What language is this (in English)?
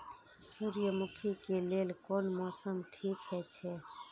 Maithili